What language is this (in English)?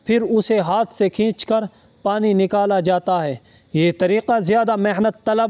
Urdu